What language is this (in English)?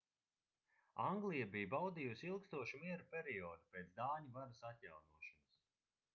Latvian